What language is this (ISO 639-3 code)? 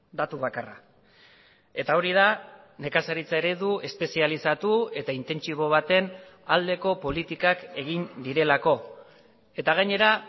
eus